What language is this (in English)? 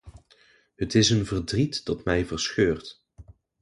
Dutch